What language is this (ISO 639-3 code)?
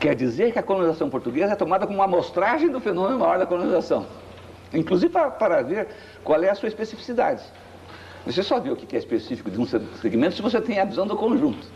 por